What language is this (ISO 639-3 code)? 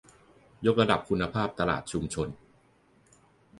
tha